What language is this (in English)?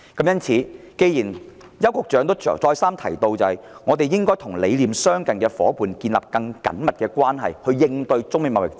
Cantonese